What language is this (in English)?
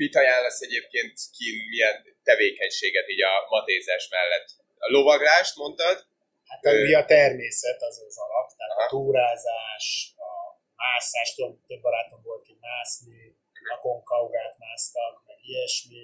Hungarian